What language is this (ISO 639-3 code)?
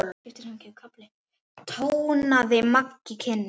isl